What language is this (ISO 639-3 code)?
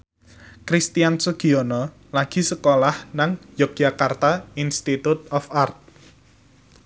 jav